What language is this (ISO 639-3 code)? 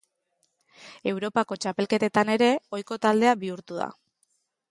eus